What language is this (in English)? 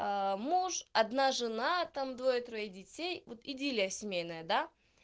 Russian